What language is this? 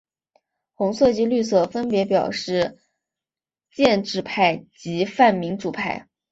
Chinese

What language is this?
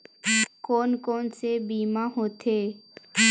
Chhattisgarhi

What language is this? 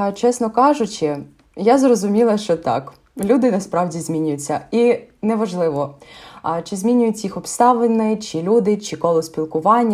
Ukrainian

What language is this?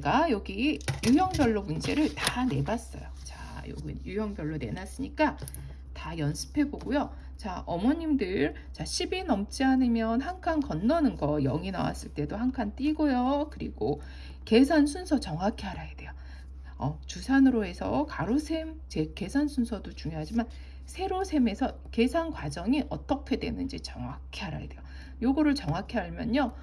Korean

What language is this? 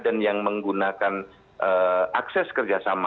Indonesian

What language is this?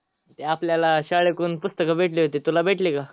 Marathi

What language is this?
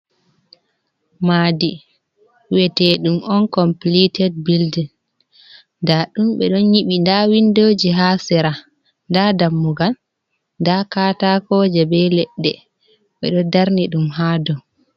Fula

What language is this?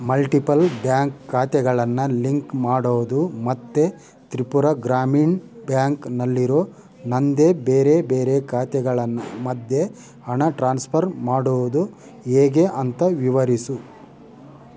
Kannada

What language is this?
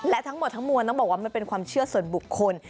Thai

